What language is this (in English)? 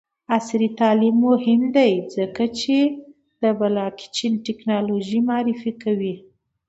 Pashto